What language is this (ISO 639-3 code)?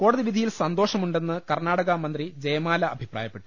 mal